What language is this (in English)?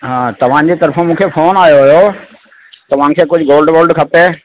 Sindhi